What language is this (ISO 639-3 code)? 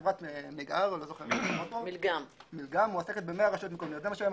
heb